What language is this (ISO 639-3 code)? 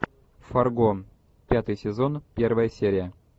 rus